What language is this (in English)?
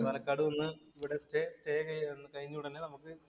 Malayalam